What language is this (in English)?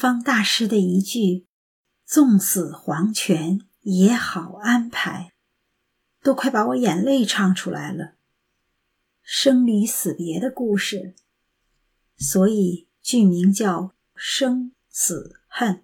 Chinese